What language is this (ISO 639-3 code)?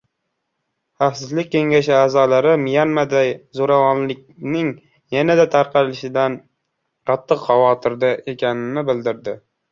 uzb